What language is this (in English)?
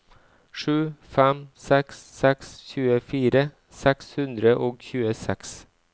Norwegian